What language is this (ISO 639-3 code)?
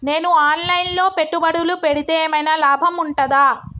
tel